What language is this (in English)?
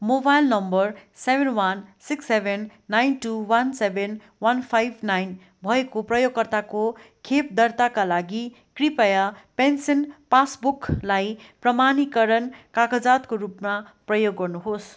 Nepali